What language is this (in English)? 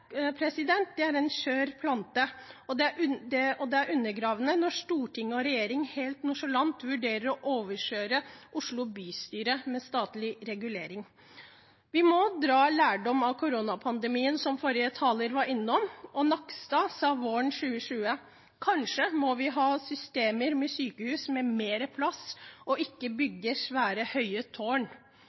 Norwegian Bokmål